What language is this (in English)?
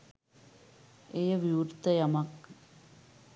Sinhala